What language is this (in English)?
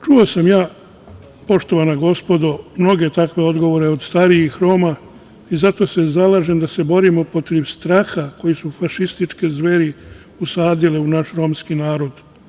Serbian